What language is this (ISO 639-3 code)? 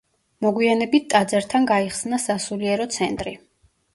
kat